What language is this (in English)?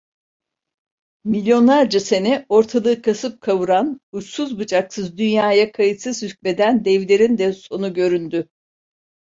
Turkish